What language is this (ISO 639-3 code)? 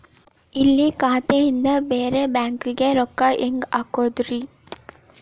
kan